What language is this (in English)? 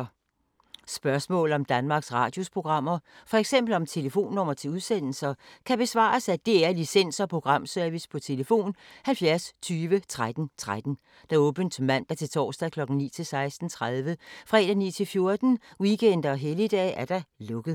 Danish